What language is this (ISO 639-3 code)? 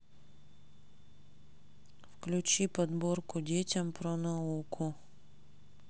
rus